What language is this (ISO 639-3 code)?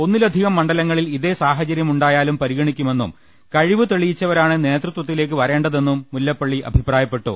mal